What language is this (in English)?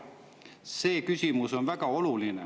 Estonian